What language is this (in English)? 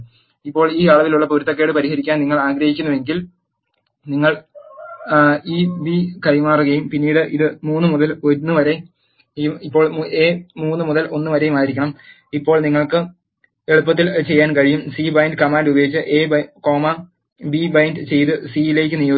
Malayalam